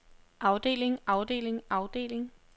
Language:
Danish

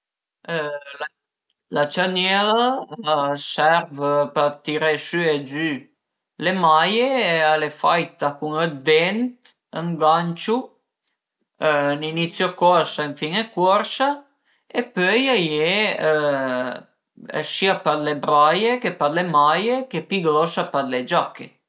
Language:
Piedmontese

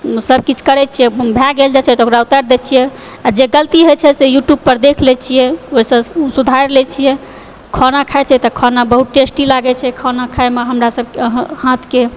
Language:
Maithili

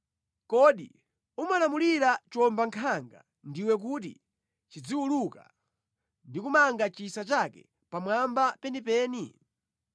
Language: Nyanja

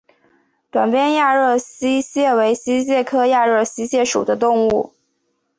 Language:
Chinese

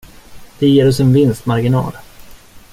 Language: Swedish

